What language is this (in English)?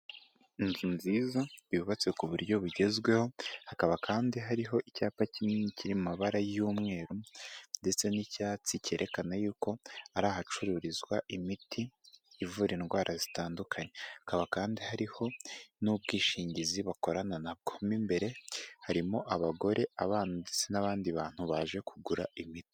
Kinyarwanda